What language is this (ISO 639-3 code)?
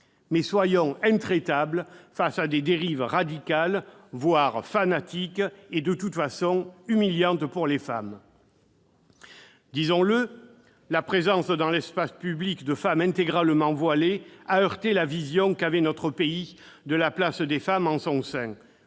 fra